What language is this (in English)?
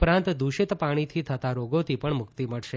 Gujarati